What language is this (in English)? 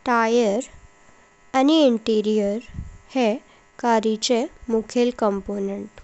Konkani